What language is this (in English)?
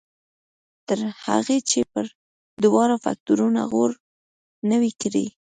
Pashto